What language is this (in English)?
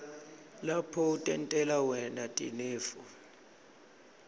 Swati